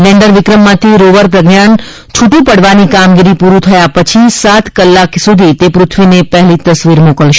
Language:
Gujarati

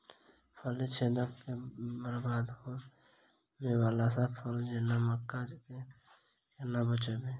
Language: Maithili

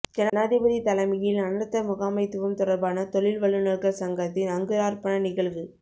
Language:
Tamil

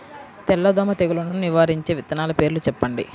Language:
Telugu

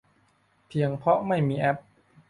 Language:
Thai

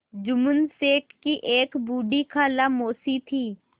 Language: Hindi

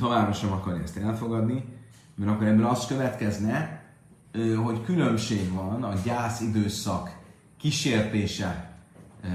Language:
Hungarian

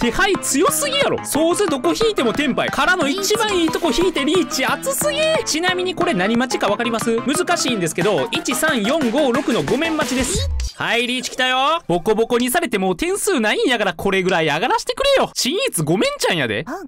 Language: Japanese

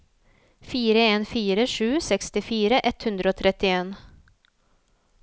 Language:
Norwegian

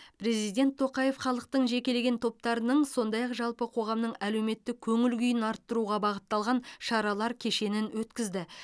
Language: Kazakh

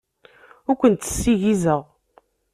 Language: Kabyle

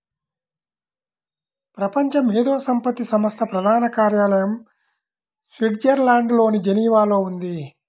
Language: Telugu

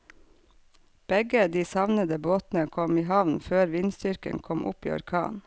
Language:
Norwegian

